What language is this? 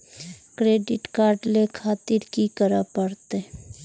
Maithili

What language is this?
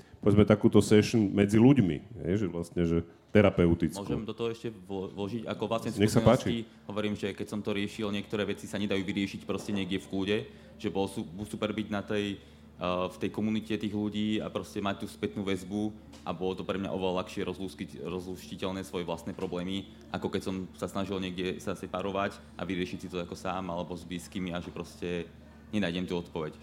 Slovak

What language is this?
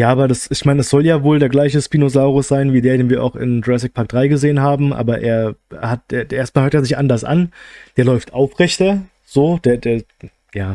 German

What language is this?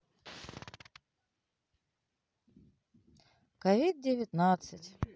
Russian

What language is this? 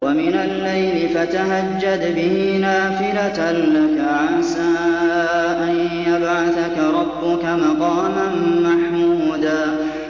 Arabic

